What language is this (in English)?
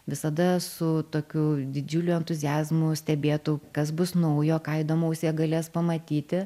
Lithuanian